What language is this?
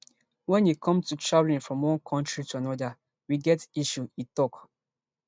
Nigerian Pidgin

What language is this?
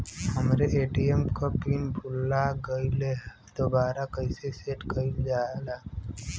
Bhojpuri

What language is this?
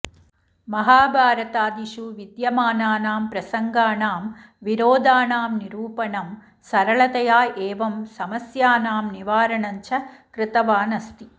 Sanskrit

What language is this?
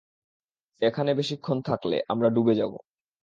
Bangla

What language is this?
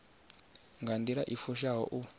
Venda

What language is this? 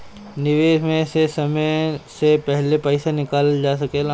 Bhojpuri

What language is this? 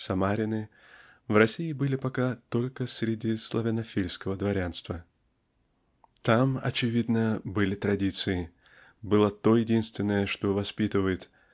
Russian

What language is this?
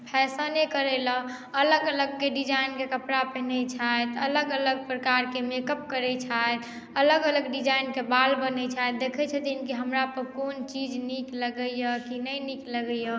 Maithili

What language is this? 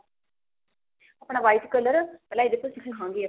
Punjabi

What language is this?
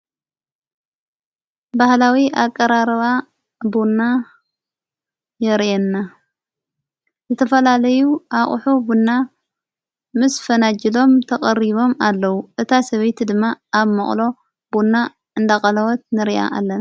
Tigrinya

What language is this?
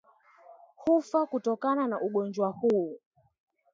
Swahili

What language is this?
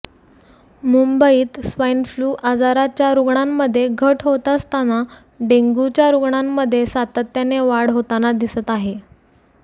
Marathi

